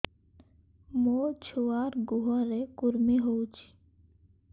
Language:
Odia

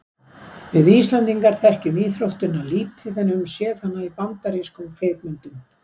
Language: Icelandic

